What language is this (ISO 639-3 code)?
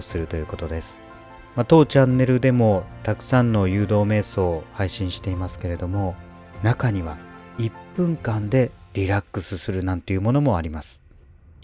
jpn